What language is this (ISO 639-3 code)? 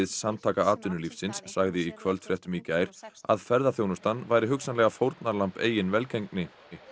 isl